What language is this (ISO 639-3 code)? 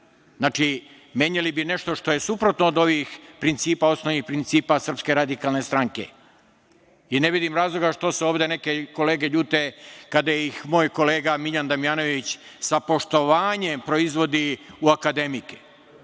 srp